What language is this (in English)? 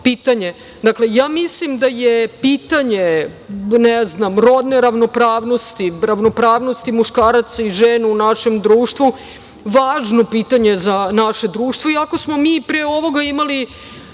Serbian